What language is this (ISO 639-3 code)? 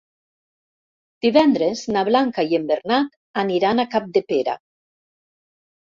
cat